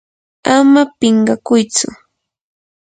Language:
Yanahuanca Pasco Quechua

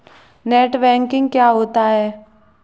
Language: Hindi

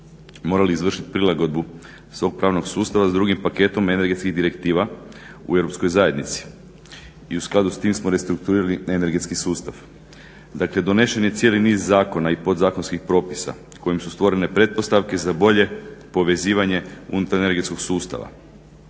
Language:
Croatian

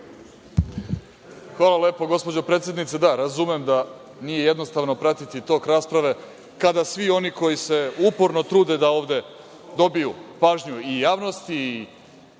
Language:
Serbian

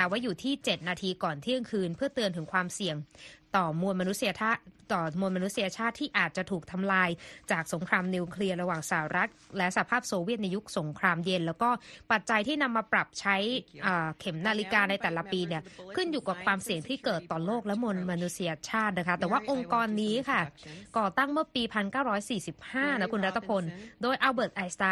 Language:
Thai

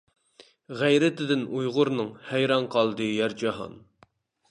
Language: Uyghur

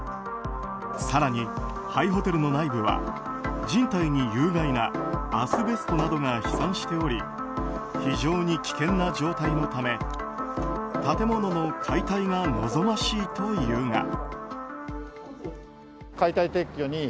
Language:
Japanese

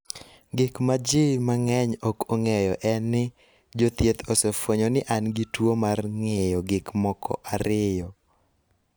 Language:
Luo (Kenya and Tanzania)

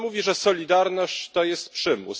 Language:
Polish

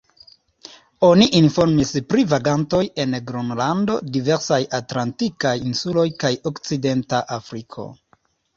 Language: Esperanto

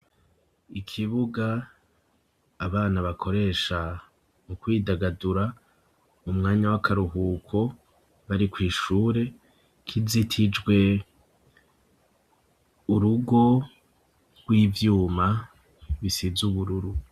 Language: Rundi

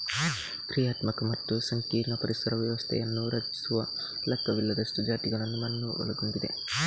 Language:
Kannada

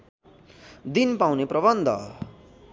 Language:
Nepali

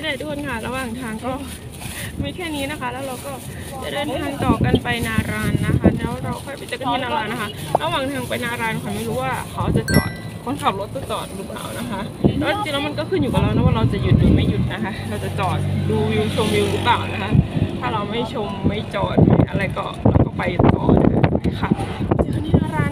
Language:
Thai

